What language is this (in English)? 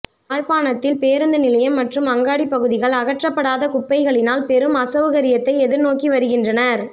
Tamil